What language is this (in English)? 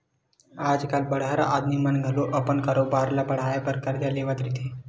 Chhattisgarhi